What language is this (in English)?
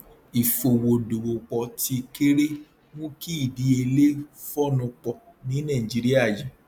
Yoruba